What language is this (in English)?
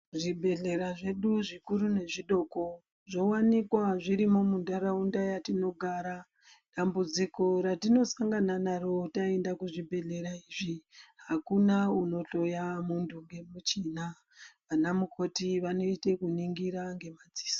Ndau